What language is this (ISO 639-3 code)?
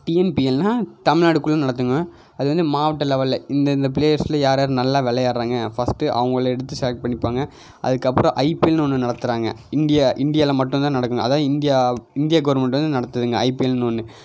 tam